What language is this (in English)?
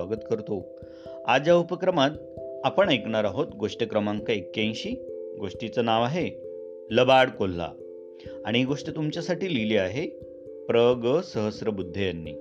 Marathi